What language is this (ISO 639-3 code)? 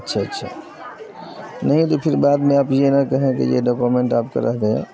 urd